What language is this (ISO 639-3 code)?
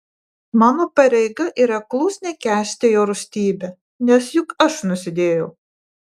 lit